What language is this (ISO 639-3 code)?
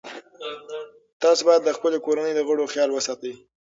pus